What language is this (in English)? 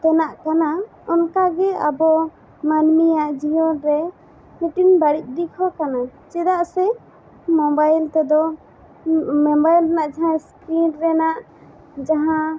Santali